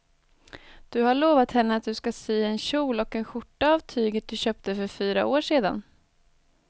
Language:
Swedish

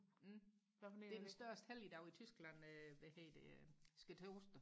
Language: Danish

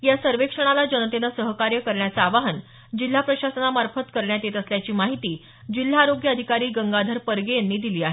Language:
Marathi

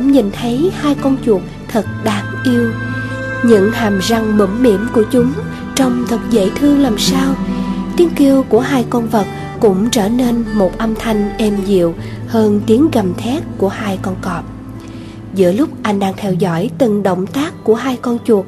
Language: Vietnamese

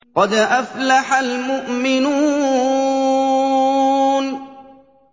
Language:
Arabic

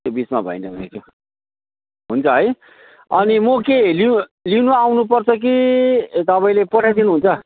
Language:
Nepali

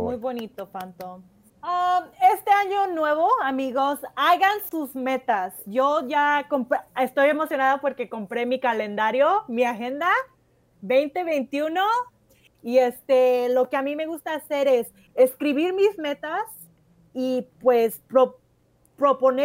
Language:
Spanish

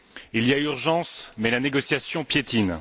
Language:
French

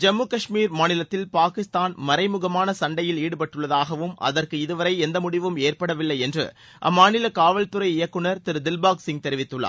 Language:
Tamil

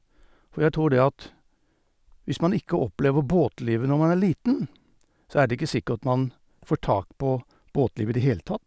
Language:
Norwegian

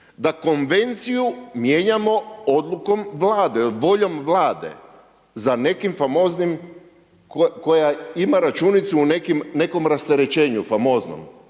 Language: Croatian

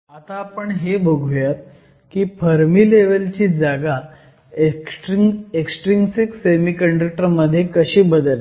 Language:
Marathi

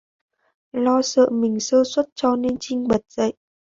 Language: Vietnamese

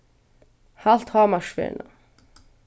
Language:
Faroese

